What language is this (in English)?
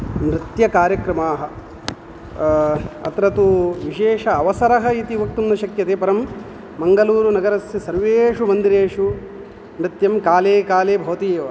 Sanskrit